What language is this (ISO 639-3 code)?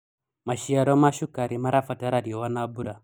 kik